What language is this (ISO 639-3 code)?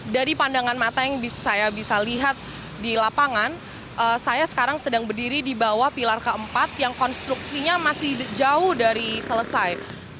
ind